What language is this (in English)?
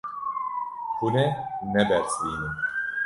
Kurdish